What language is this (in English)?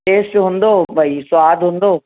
Sindhi